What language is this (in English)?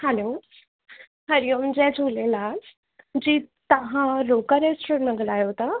Sindhi